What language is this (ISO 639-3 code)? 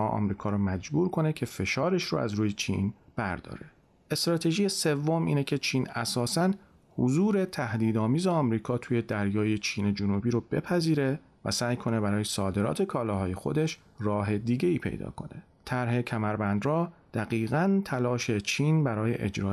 fas